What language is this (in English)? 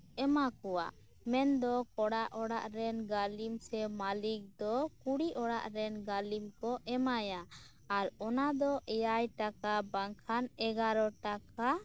Santali